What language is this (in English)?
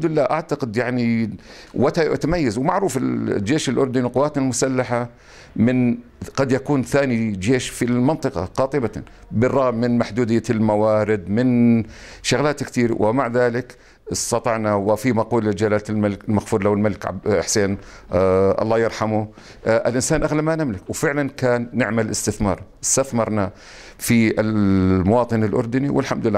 Arabic